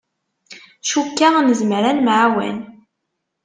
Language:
Kabyle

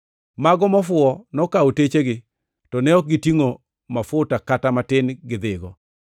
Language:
Luo (Kenya and Tanzania)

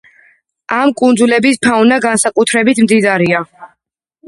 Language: Georgian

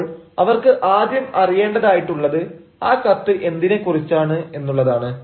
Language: Malayalam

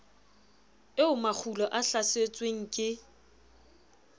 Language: Southern Sotho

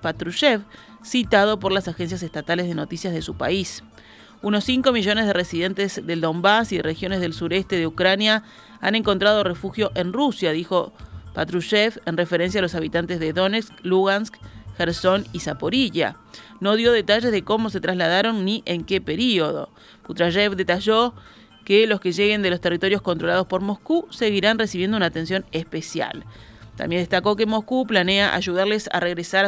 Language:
Spanish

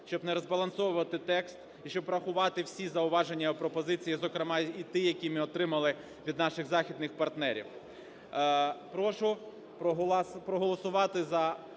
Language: Ukrainian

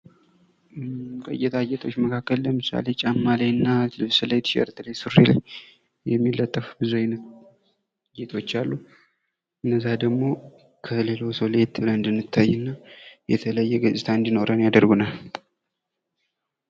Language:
Amharic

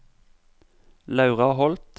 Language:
Norwegian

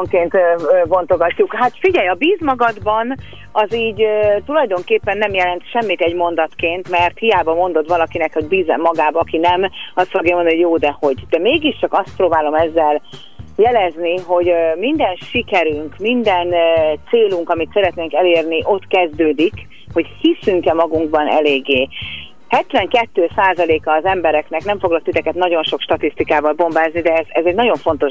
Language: Hungarian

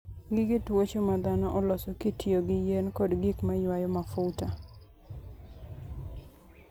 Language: Luo (Kenya and Tanzania)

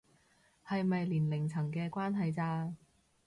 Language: Cantonese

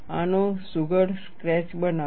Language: Gujarati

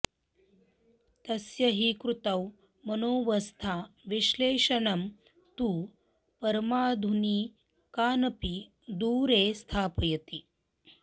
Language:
Sanskrit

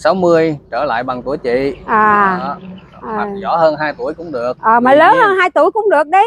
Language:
Vietnamese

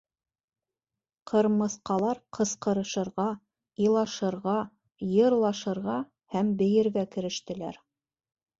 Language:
Bashkir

